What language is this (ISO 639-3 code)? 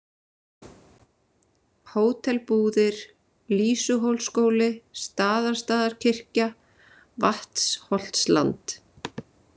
isl